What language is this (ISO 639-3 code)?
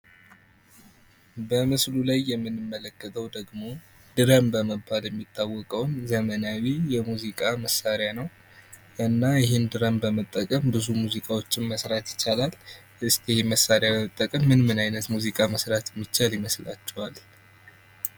amh